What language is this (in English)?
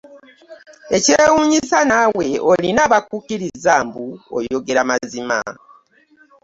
Ganda